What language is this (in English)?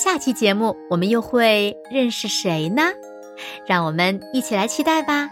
Chinese